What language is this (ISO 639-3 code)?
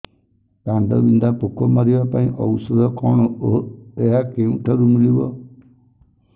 ori